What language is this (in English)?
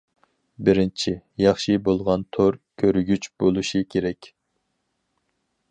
Uyghur